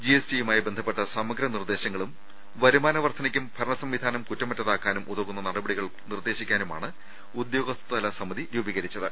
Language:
Malayalam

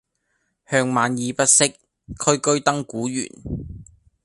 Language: Cantonese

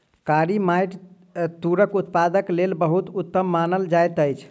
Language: Maithili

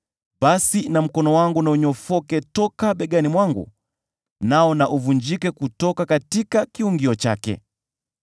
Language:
Swahili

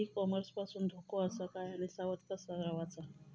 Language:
Marathi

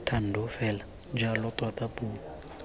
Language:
Tswana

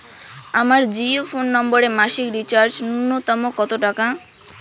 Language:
Bangla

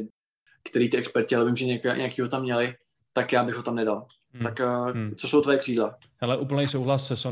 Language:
Czech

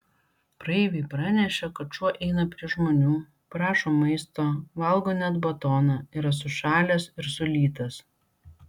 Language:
Lithuanian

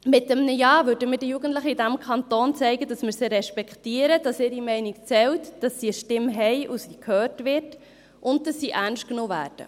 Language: Swiss German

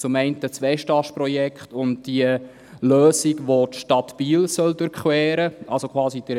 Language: Swiss German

